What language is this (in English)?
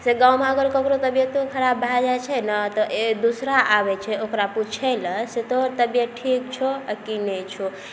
Maithili